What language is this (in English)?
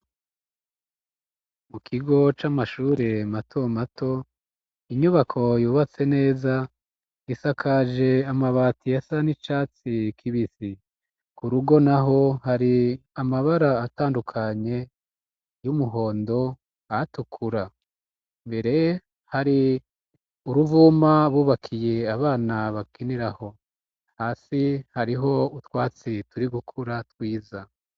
Rundi